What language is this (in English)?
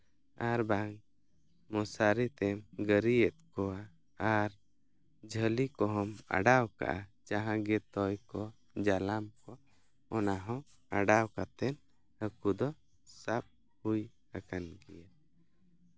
Santali